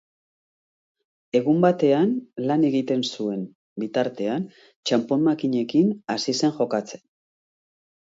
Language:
Basque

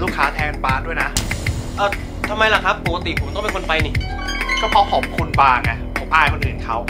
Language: Thai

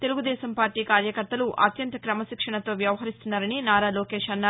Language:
Telugu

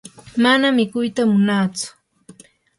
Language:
Yanahuanca Pasco Quechua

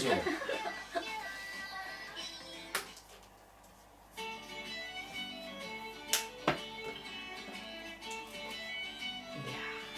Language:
Japanese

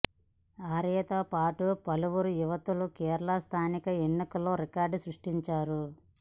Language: Telugu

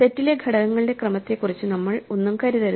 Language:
Malayalam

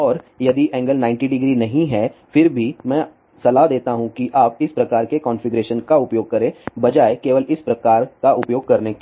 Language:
Hindi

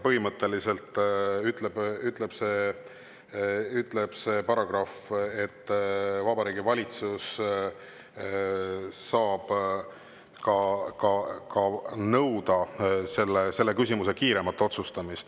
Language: Estonian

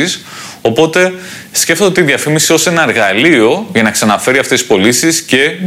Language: Greek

